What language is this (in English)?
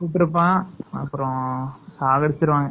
Tamil